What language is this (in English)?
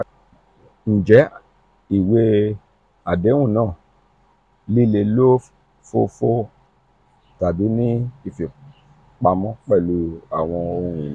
Yoruba